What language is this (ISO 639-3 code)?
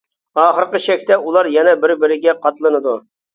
uig